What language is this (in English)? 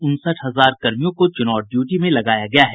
Hindi